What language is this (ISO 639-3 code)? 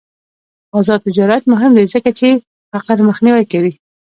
pus